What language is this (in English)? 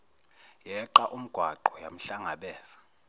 Zulu